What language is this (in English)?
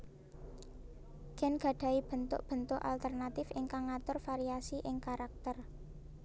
Javanese